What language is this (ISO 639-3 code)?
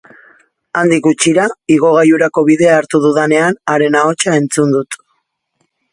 eus